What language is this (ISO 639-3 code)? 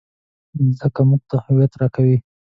pus